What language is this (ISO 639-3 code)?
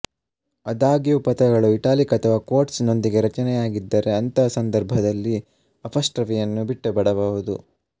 kan